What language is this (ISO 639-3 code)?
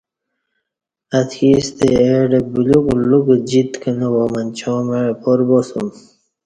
bsh